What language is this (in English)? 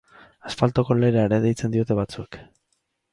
Basque